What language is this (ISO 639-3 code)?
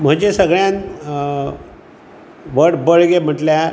kok